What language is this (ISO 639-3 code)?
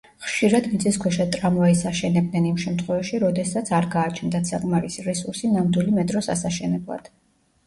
kat